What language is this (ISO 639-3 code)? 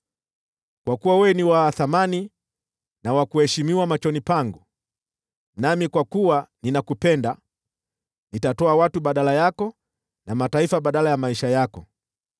swa